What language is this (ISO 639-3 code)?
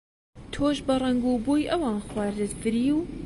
ckb